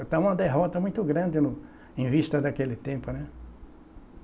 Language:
Portuguese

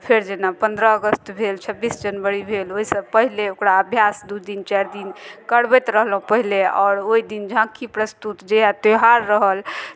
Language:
Maithili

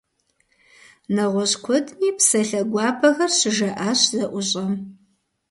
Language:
Kabardian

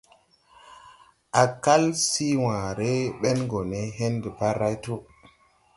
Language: Tupuri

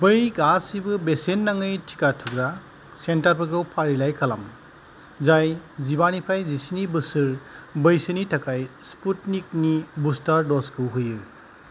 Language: Bodo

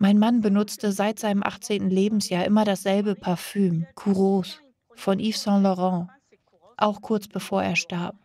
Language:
German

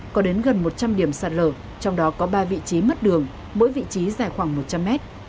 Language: Vietnamese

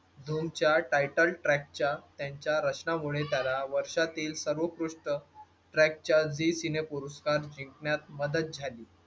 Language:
Marathi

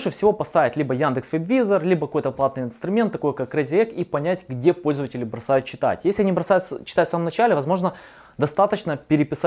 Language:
Russian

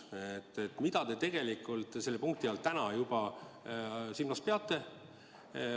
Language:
Estonian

